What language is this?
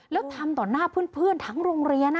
Thai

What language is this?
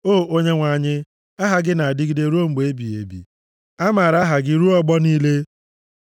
Igbo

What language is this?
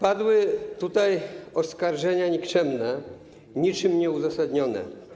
Polish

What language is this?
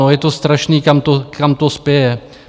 Czech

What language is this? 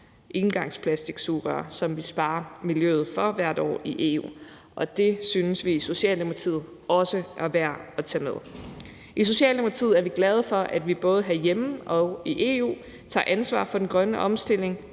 Danish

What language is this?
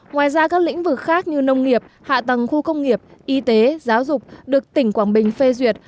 Vietnamese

